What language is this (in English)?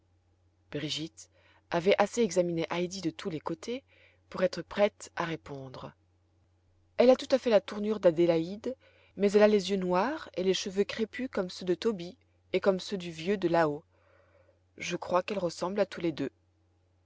French